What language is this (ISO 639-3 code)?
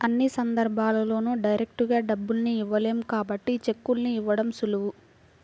tel